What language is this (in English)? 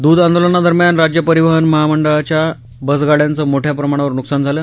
Marathi